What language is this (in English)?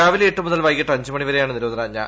Malayalam